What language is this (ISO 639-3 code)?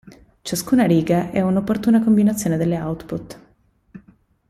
ita